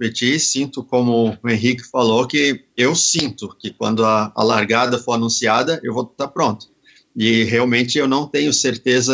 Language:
Portuguese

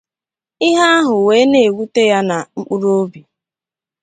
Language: Igbo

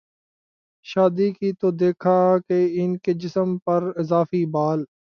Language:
Urdu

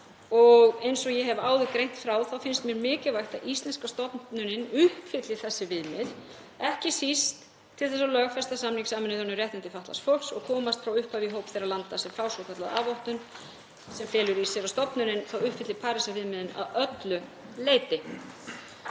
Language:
Icelandic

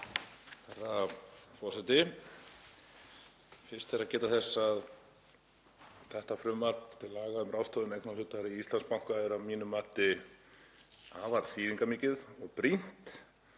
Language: Icelandic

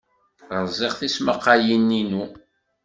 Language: Kabyle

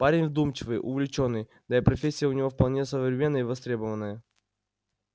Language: Russian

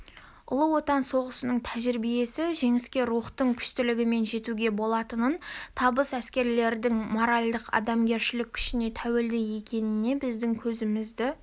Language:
Kazakh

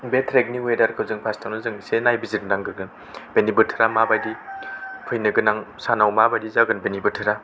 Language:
Bodo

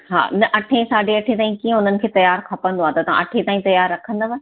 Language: Sindhi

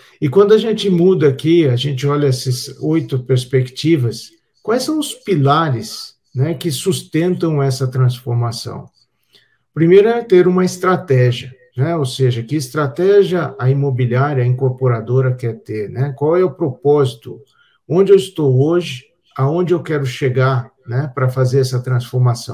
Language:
Portuguese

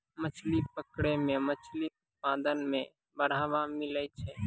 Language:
Maithili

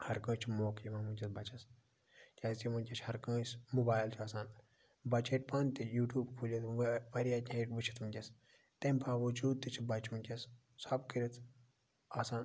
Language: Kashmiri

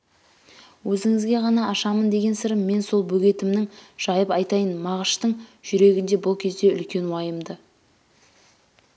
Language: Kazakh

